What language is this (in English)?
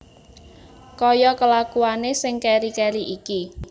Javanese